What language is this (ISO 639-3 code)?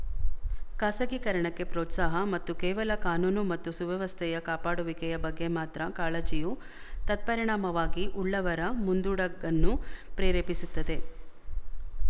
kan